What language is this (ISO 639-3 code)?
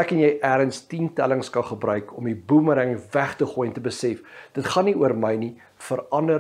nld